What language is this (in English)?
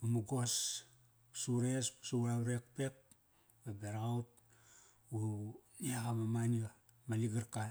Kairak